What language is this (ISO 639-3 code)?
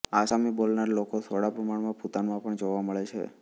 guj